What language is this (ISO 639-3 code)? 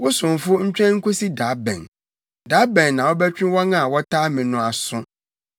aka